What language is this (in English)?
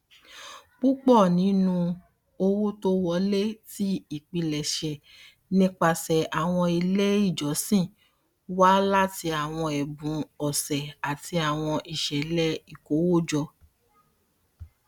Yoruba